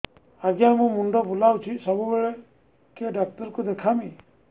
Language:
Odia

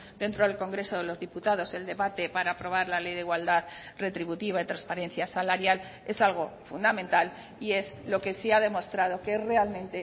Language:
Spanish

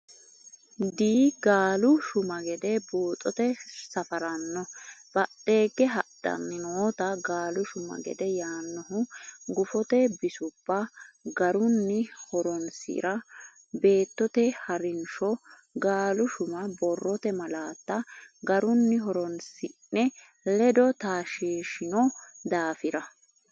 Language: Sidamo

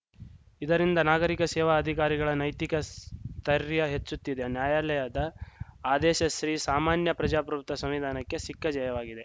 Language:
Kannada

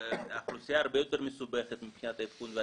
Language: Hebrew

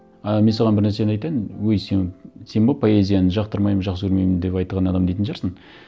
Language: Kazakh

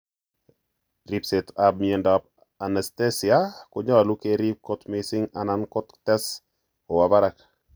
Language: Kalenjin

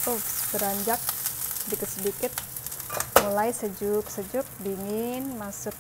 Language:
Indonesian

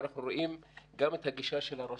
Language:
Hebrew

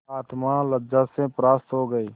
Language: Hindi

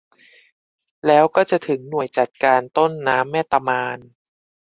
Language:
Thai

